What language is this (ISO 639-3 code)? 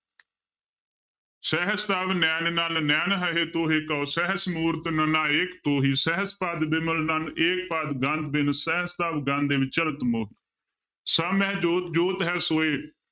pan